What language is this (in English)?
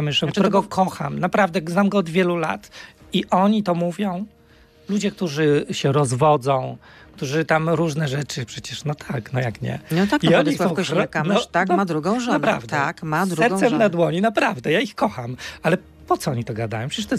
Polish